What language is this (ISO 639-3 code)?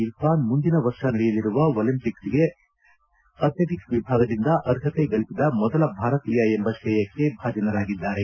kan